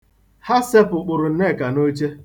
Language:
Igbo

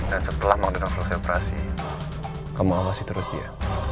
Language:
Indonesian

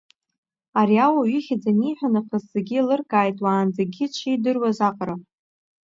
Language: Abkhazian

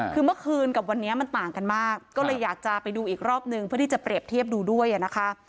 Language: Thai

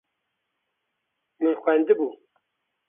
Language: Kurdish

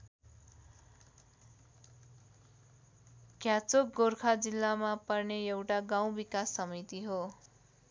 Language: Nepali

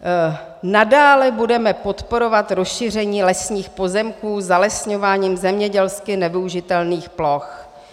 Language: Czech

